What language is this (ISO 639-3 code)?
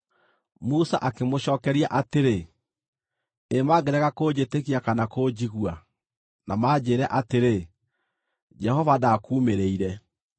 kik